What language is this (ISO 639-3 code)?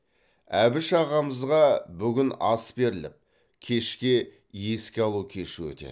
kaz